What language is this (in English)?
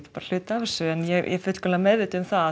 Icelandic